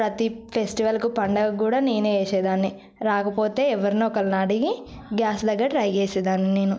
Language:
Telugu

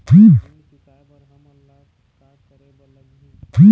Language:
Chhattisgarhi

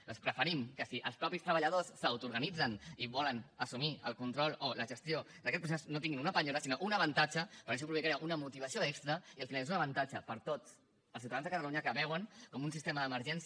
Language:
Catalan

